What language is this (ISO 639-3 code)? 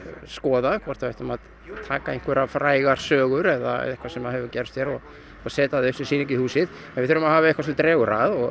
isl